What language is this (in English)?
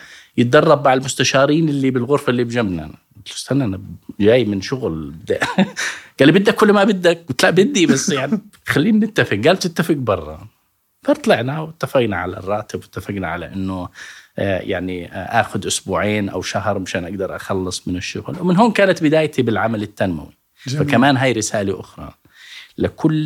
Arabic